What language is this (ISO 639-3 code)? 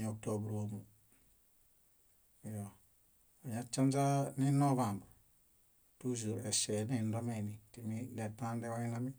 bda